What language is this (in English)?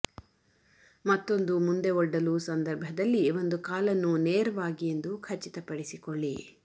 Kannada